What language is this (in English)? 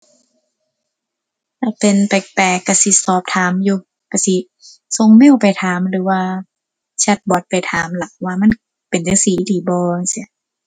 Thai